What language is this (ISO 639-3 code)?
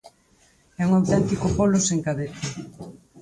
glg